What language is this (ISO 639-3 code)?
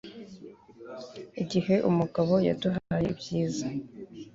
kin